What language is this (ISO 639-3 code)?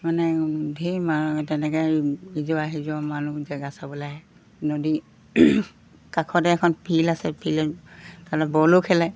asm